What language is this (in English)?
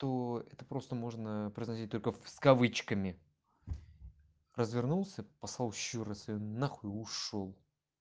Russian